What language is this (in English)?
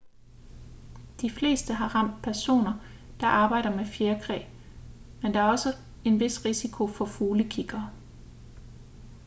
Danish